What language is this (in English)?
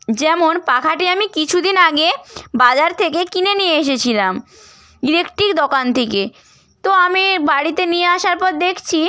Bangla